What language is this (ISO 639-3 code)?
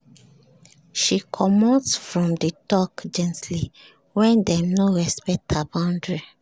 pcm